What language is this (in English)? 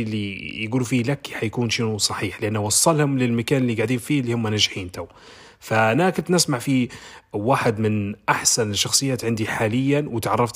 Arabic